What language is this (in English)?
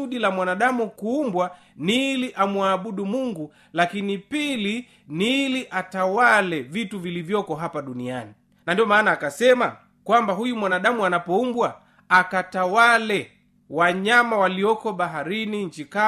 Swahili